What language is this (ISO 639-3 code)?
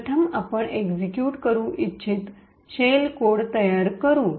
mar